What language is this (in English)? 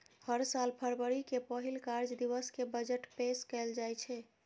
Maithili